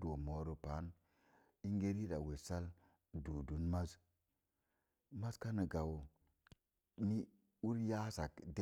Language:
Mom Jango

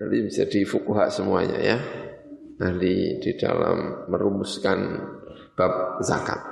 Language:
Indonesian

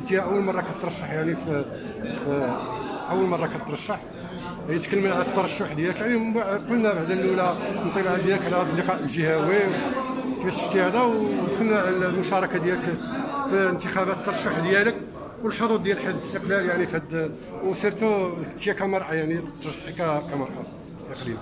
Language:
Arabic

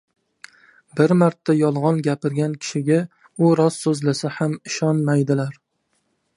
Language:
Uzbek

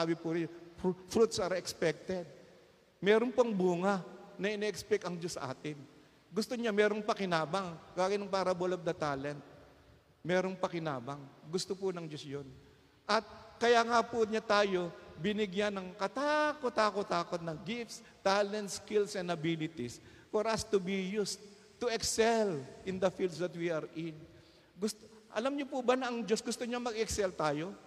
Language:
Filipino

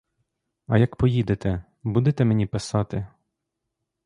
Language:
Ukrainian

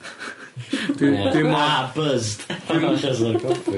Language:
Welsh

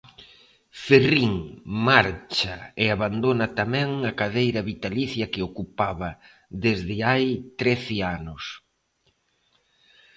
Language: Galician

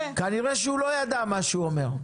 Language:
Hebrew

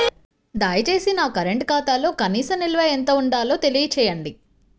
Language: Telugu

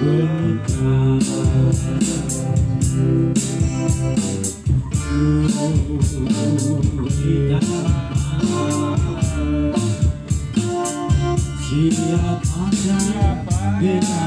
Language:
Indonesian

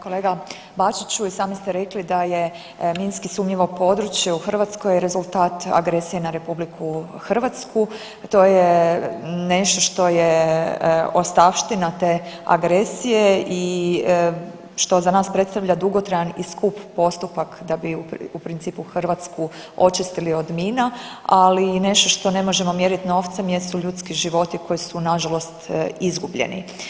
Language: Croatian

